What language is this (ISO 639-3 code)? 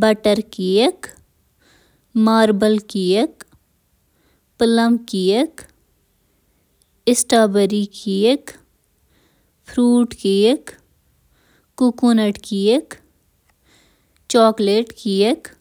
kas